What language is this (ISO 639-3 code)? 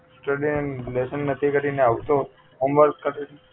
guj